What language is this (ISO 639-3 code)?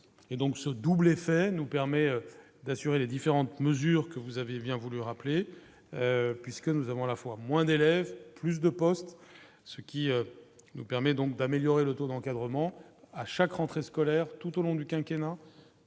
fra